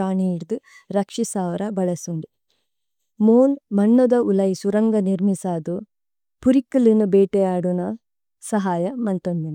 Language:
Tulu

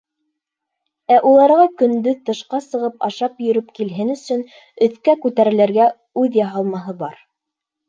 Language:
Bashkir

